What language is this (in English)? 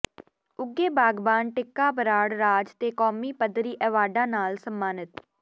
Punjabi